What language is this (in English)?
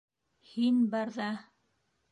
Bashkir